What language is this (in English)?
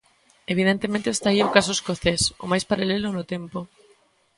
Galician